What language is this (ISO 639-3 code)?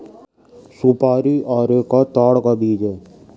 hin